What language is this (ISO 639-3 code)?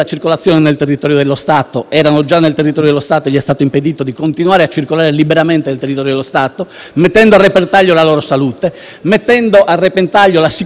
ita